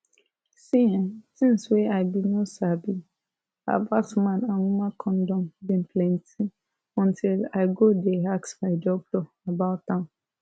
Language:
Nigerian Pidgin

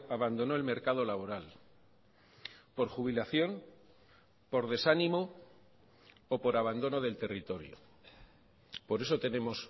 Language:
Spanish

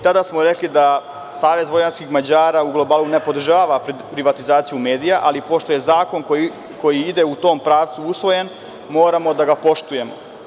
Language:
Serbian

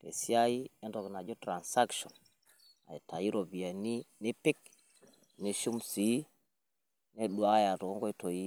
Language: Masai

